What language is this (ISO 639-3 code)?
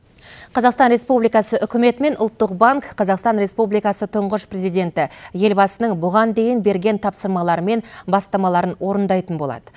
kaz